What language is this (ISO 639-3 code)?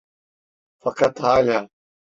tur